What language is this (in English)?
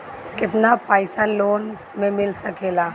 Bhojpuri